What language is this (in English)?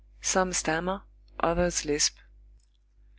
English